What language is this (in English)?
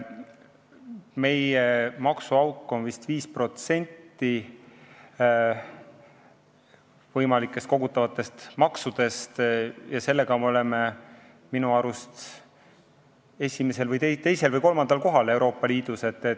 Estonian